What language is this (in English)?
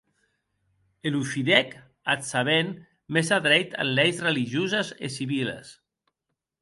Occitan